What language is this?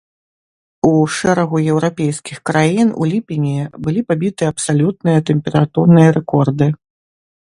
Belarusian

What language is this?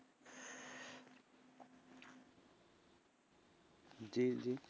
Bangla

